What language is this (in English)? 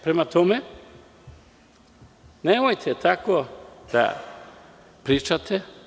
Serbian